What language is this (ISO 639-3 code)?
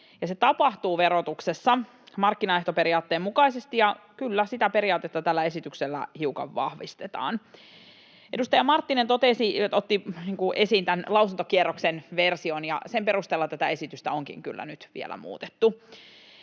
fin